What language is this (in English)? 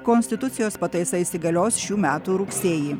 Lithuanian